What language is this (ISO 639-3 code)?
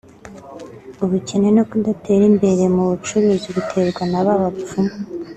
kin